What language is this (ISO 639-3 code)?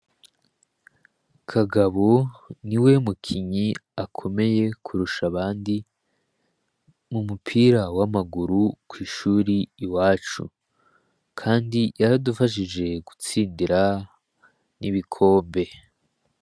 run